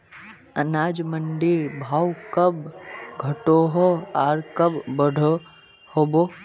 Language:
Magahi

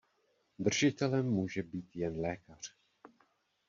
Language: Czech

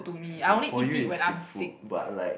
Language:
English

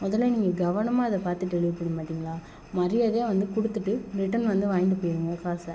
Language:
Tamil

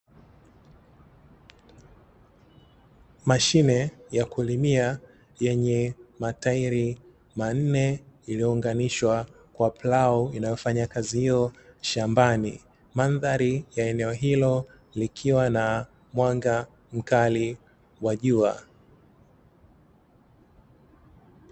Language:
Swahili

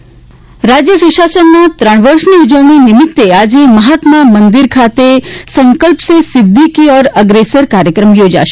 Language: Gujarati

